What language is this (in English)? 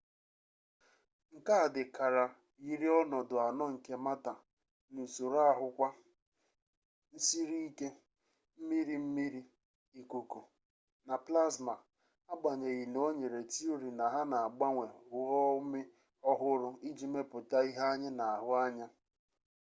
Igbo